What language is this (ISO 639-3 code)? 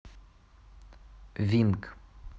rus